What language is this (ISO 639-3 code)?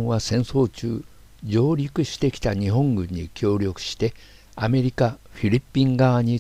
jpn